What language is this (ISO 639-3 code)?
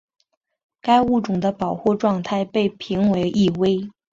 zho